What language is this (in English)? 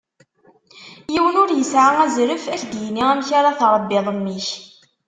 Kabyle